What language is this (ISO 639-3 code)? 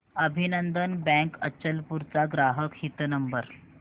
mar